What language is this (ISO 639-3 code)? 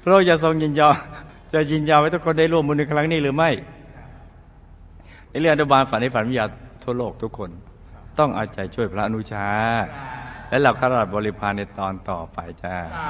tha